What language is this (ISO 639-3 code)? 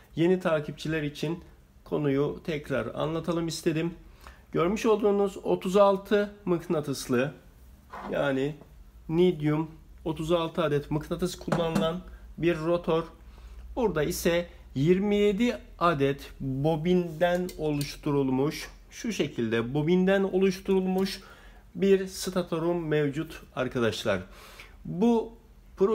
tur